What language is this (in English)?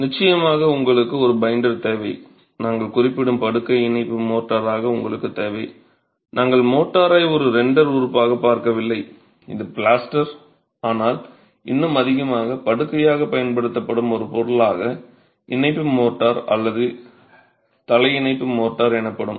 Tamil